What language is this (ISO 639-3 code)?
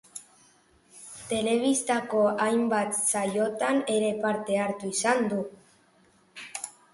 eus